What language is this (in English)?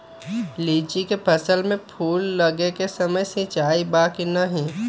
Magahi